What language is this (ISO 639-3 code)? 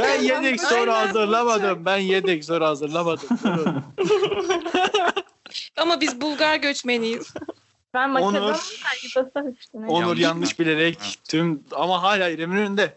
tur